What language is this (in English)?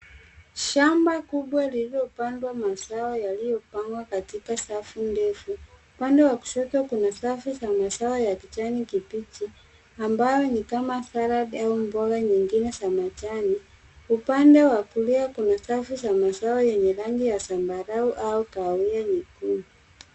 Swahili